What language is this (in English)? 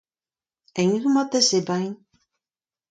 Breton